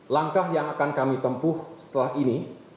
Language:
Indonesian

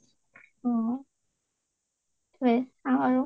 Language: Assamese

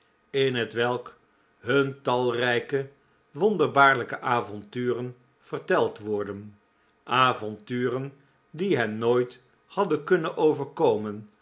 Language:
Dutch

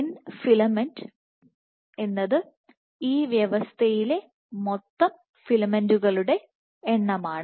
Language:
Malayalam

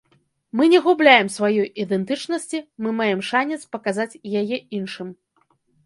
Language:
Belarusian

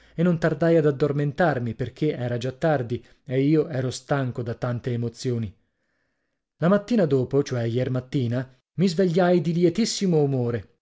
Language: Italian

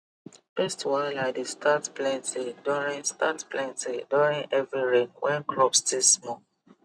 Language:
Nigerian Pidgin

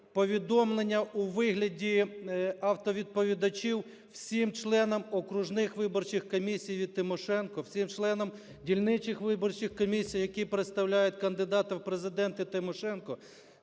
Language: Ukrainian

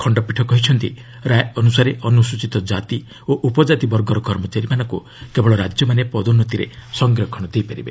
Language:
Odia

